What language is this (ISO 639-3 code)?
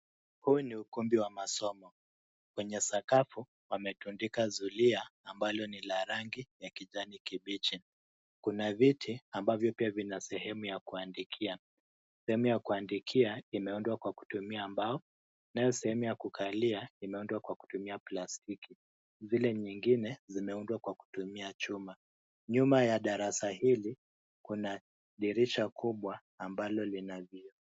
swa